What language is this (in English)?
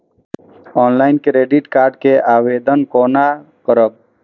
Maithili